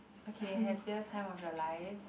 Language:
English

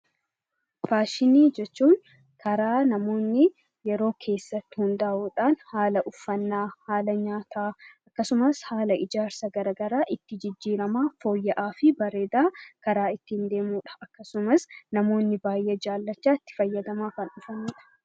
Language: Oromo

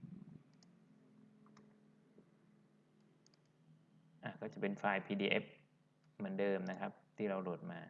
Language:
Thai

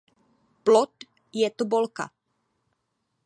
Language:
Czech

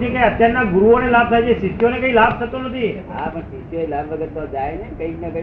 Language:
Gujarati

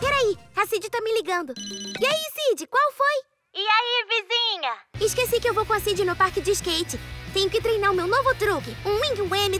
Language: Portuguese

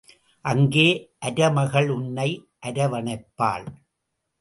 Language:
Tamil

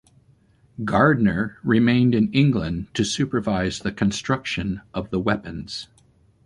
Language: English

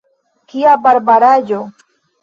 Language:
Esperanto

